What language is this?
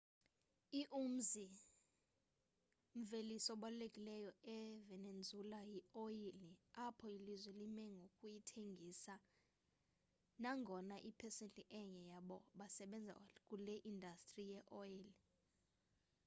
Xhosa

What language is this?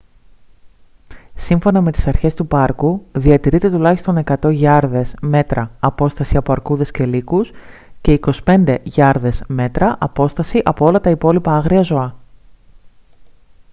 Greek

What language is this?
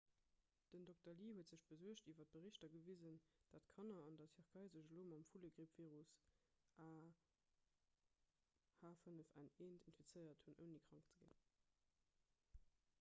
Luxembourgish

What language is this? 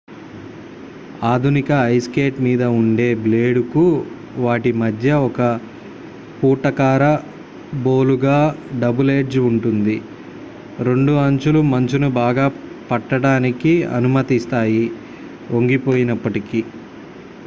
Telugu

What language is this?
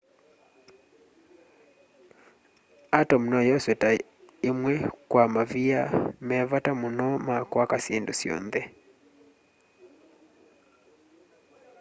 Kamba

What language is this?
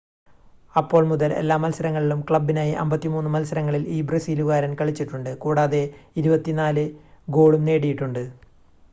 Malayalam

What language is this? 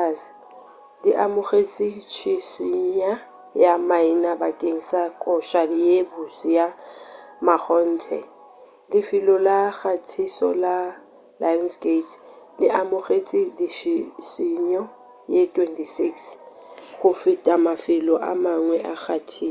Northern Sotho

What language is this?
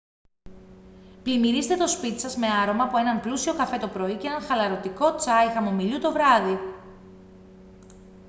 Greek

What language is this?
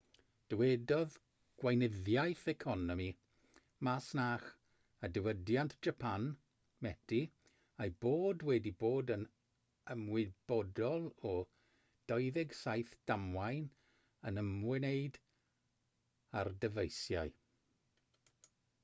Welsh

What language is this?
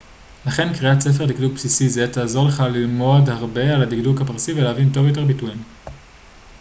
Hebrew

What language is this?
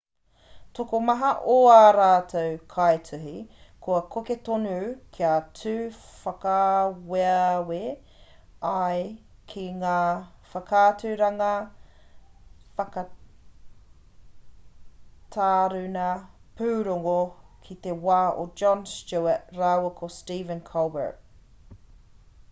Māori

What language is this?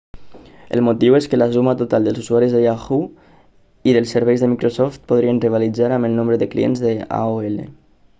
Catalan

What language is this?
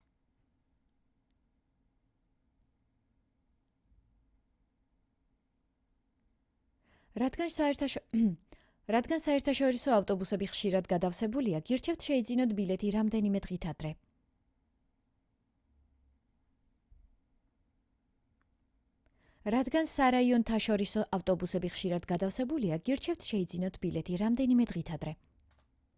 Georgian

